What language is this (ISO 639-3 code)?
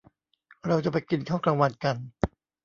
tha